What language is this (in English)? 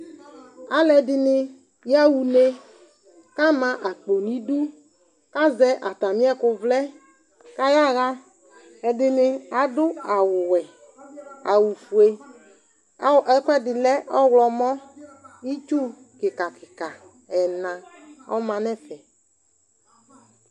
Ikposo